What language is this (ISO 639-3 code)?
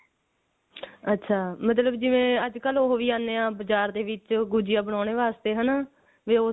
pan